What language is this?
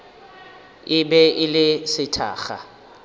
Northern Sotho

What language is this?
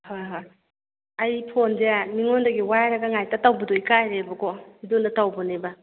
Manipuri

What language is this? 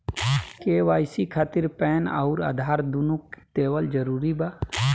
Bhojpuri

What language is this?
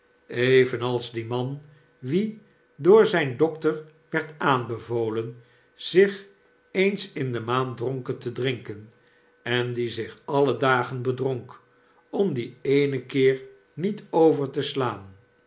Dutch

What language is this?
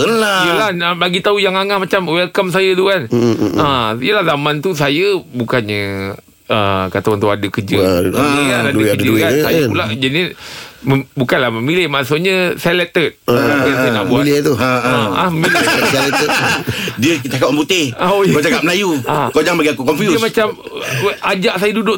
Malay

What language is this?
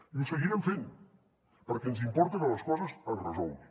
Catalan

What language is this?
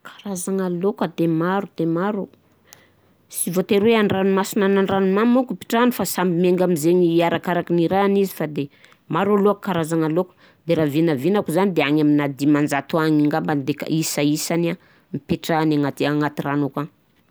Southern Betsimisaraka Malagasy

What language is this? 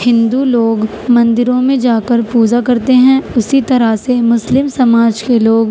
Urdu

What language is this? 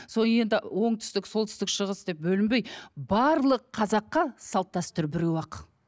Kazakh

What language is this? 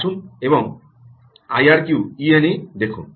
Bangla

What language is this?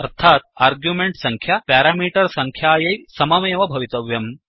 Sanskrit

